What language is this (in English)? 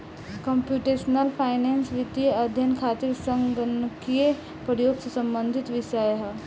Bhojpuri